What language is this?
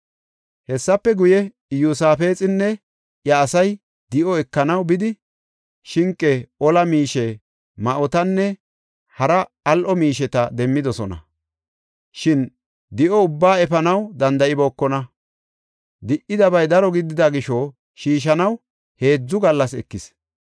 Gofa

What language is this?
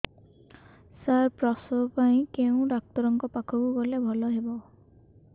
Odia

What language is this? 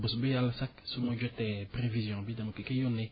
Wolof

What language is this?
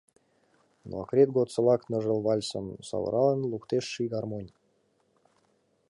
Mari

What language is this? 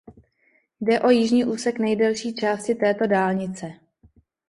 Czech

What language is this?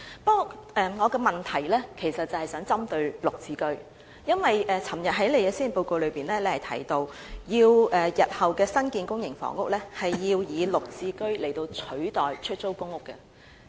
Cantonese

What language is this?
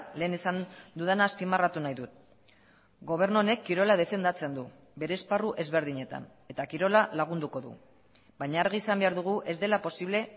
Basque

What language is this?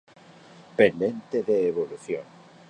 Galician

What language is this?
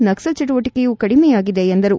Kannada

